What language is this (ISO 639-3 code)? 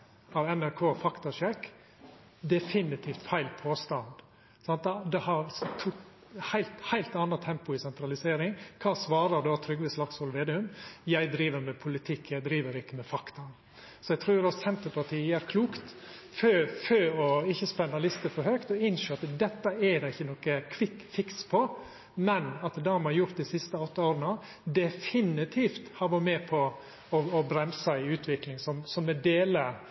nor